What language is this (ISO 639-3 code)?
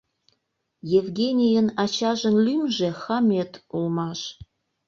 chm